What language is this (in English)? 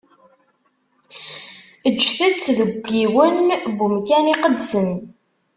Kabyle